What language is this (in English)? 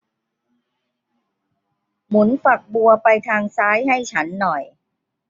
Thai